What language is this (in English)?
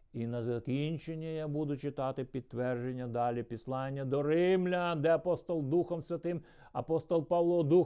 Ukrainian